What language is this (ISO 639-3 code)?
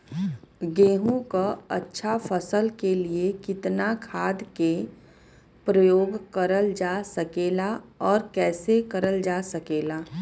bho